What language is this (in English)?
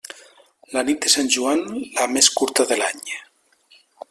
Catalan